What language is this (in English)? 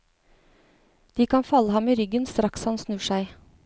Norwegian